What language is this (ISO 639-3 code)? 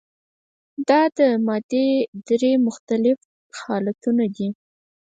pus